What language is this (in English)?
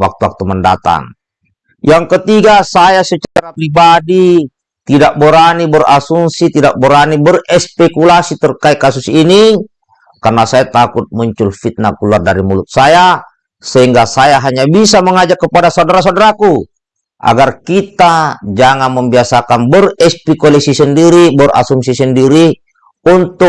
Indonesian